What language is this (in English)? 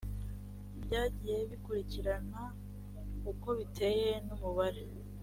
Kinyarwanda